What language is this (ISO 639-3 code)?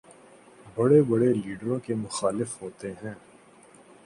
urd